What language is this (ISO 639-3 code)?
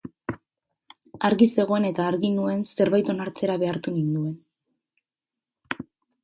eus